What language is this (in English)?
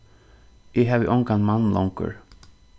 Faroese